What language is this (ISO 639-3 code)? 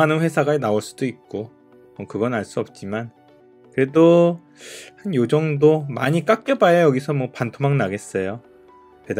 kor